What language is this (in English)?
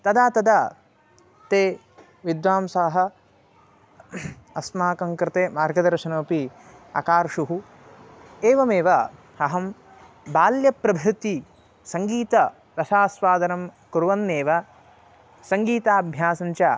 Sanskrit